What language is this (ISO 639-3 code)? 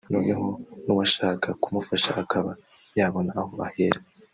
kin